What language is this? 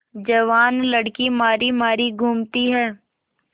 Hindi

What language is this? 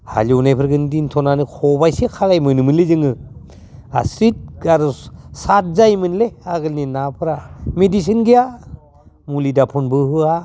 Bodo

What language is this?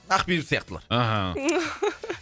Kazakh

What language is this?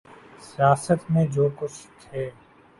Urdu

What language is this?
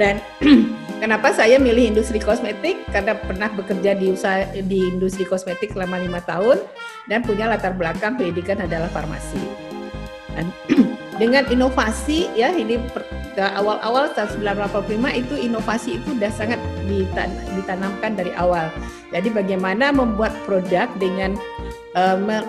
Indonesian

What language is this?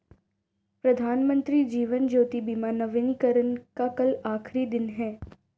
Hindi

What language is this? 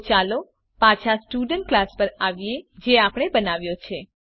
Gujarati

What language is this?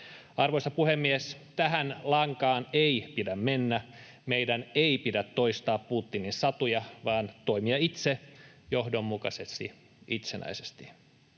Finnish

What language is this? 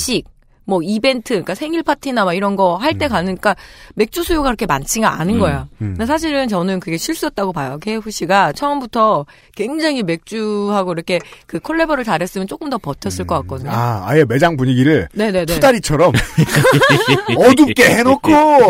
Korean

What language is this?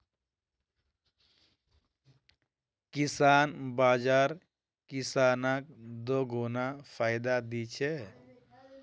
Magahi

